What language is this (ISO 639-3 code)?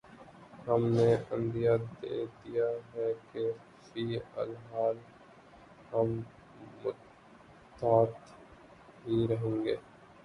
urd